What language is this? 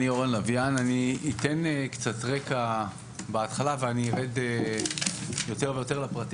Hebrew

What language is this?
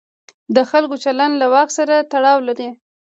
Pashto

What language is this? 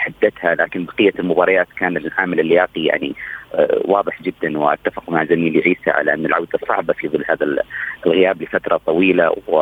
Arabic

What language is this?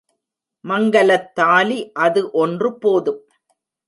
Tamil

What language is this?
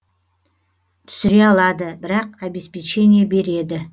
Kazakh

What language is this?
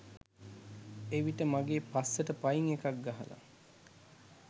Sinhala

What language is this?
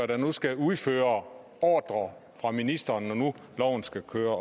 Danish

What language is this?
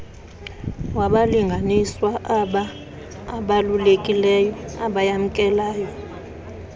Xhosa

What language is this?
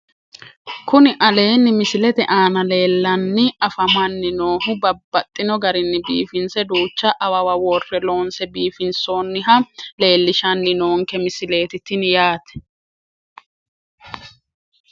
Sidamo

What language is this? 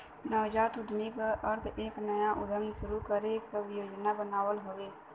Bhojpuri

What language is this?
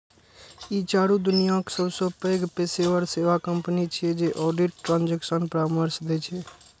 Maithili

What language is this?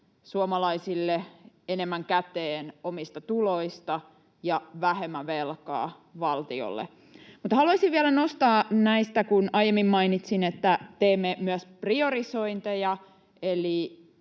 Finnish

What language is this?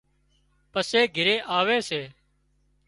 Wadiyara Koli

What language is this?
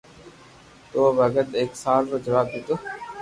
Loarki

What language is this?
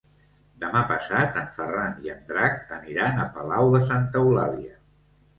Catalan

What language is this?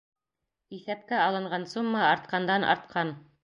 Bashkir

